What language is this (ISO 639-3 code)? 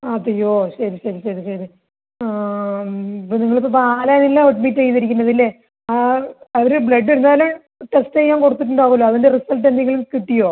mal